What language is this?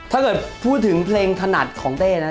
Thai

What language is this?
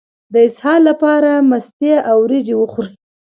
Pashto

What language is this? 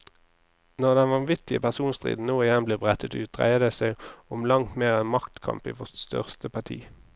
Norwegian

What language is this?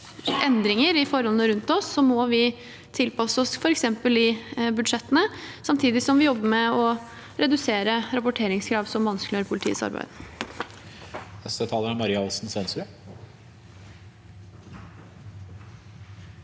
Norwegian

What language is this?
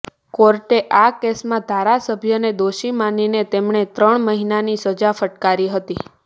Gujarati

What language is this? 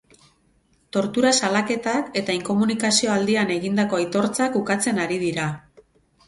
Basque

